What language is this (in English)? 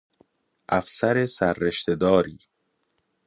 Persian